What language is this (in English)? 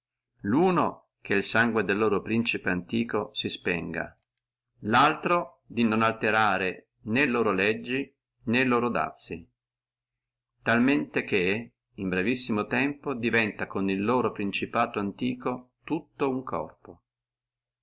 Italian